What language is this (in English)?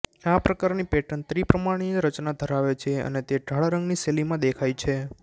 Gujarati